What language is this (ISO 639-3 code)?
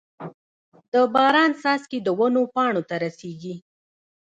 pus